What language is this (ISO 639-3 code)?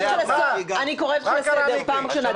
heb